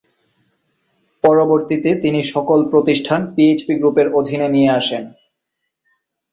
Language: Bangla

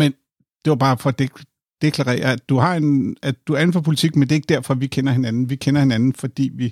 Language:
Danish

